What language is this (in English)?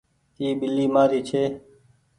Goaria